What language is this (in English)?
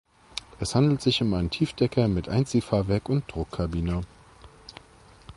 German